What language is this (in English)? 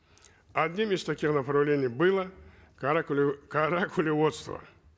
Kazakh